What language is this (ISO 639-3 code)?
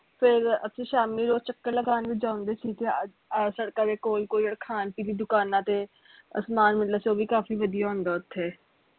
pan